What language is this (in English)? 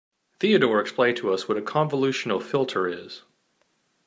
English